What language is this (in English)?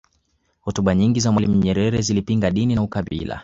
Swahili